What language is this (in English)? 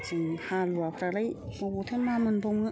Bodo